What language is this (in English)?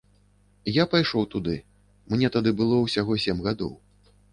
Belarusian